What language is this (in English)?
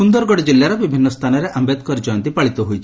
Odia